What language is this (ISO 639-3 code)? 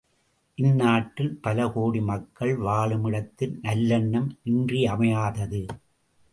tam